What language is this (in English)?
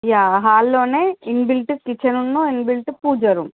Telugu